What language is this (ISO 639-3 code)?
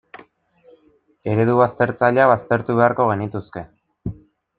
eus